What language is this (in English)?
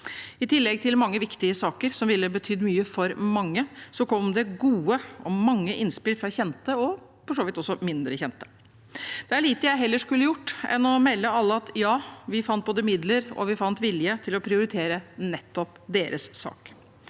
Norwegian